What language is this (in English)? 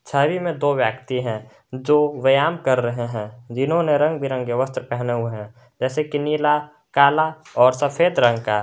Hindi